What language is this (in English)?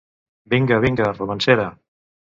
Catalan